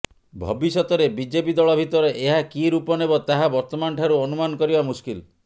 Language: Odia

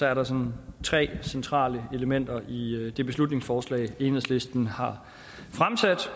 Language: Danish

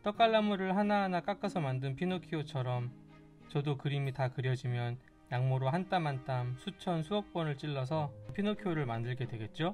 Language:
Korean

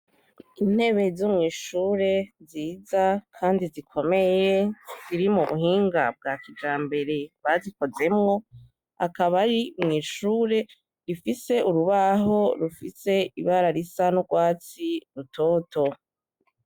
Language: Rundi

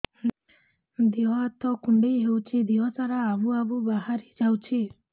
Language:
Odia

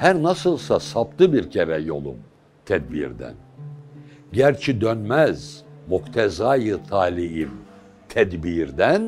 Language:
Turkish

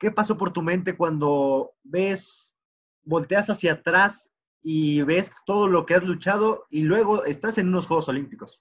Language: Spanish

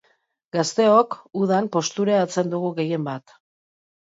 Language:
Basque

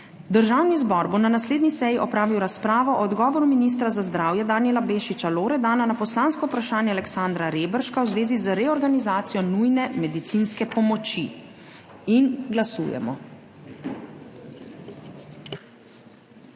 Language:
Slovenian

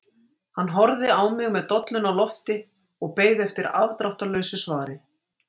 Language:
Icelandic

